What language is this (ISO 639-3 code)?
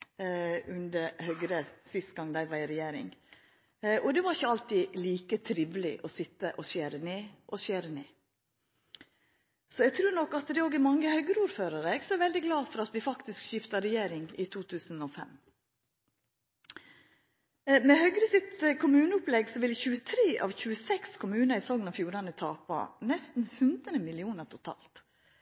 nno